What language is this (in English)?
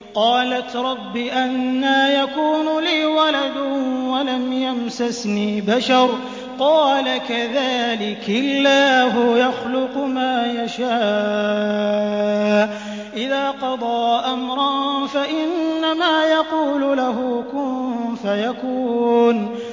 Arabic